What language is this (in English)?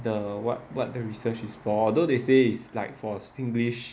English